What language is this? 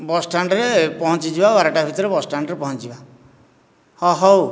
Odia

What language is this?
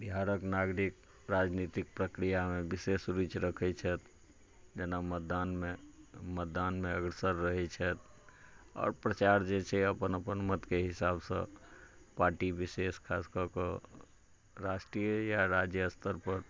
Maithili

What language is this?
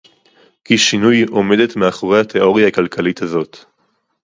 Hebrew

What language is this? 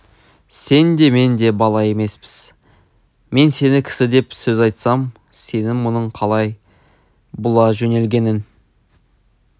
Kazakh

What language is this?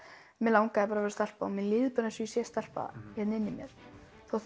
Icelandic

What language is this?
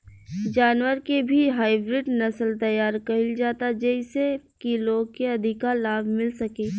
Bhojpuri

